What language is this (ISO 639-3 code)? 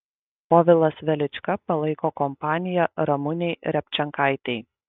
lit